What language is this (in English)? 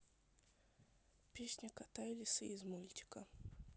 Russian